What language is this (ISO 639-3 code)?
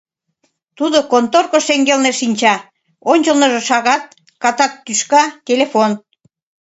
chm